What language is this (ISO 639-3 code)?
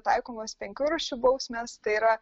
lit